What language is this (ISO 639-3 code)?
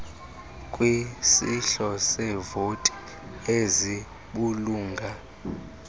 xho